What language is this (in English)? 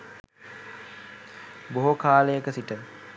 Sinhala